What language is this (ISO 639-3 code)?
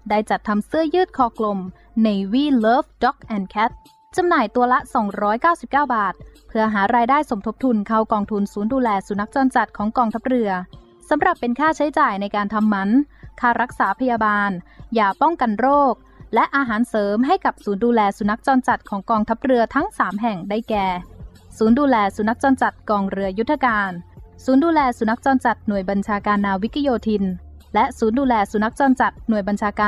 tha